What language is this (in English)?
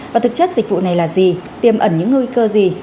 Vietnamese